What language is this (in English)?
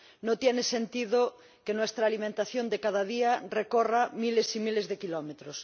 Spanish